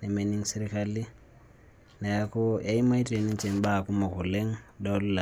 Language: Masai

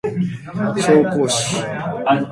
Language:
Japanese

